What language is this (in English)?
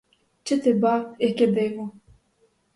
Ukrainian